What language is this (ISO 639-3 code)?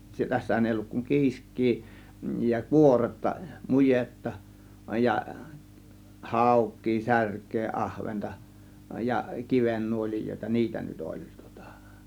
fin